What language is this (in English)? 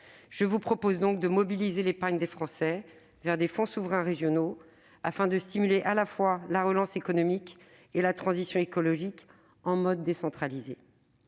French